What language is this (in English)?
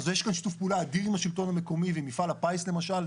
Hebrew